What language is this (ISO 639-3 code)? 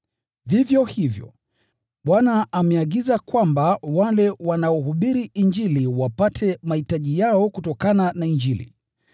swa